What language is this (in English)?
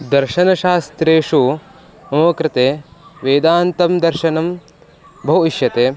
Sanskrit